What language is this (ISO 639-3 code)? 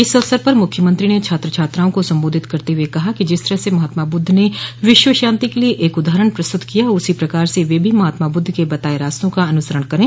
hin